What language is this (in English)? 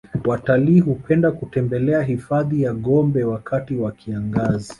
Swahili